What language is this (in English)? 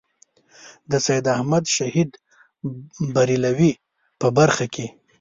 Pashto